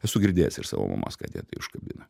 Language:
Lithuanian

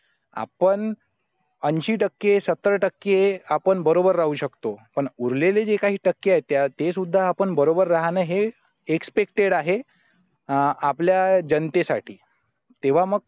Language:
Marathi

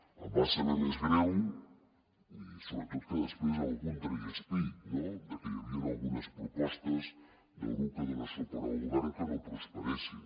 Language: Catalan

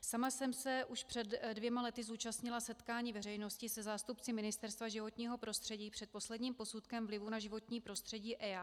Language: Czech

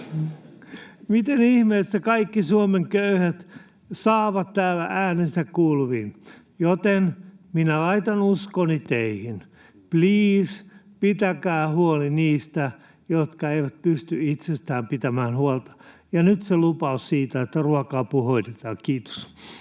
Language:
Finnish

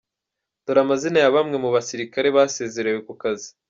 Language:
Kinyarwanda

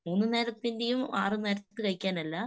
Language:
Malayalam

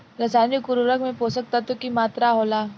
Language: Bhojpuri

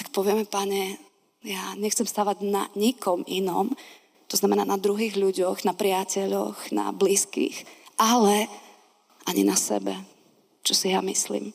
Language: Slovak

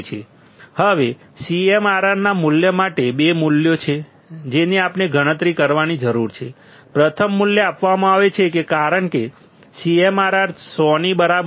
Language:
Gujarati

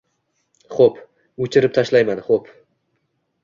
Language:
Uzbek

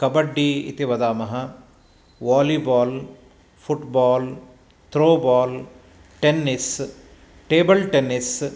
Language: Sanskrit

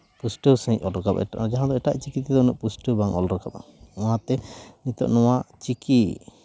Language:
Santali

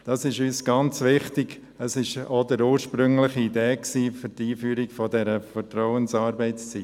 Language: Swiss German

